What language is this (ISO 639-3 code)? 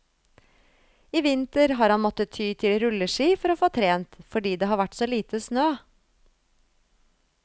nor